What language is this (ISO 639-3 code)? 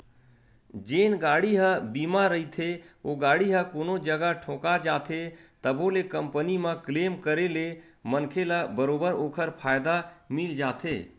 hne